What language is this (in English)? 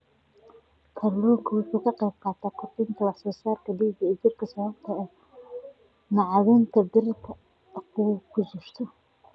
Somali